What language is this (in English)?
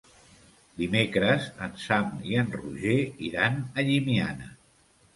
Catalan